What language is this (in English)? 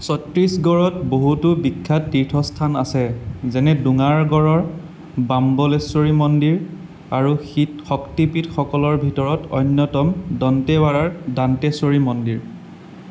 Assamese